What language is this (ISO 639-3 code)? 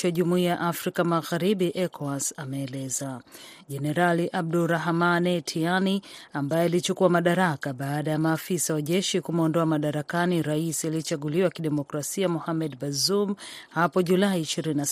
swa